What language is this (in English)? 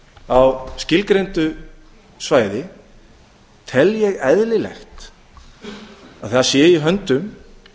Icelandic